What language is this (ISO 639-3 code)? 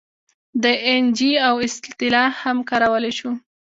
pus